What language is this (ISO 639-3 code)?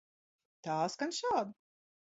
lav